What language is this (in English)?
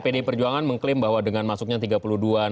Indonesian